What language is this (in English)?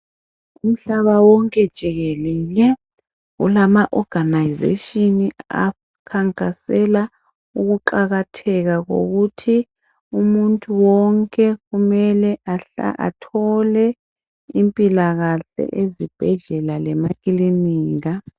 North Ndebele